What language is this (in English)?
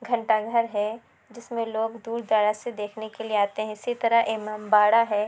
Urdu